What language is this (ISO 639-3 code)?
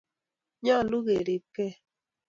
kln